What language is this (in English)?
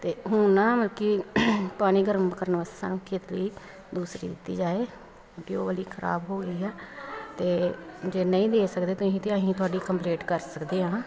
Punjabi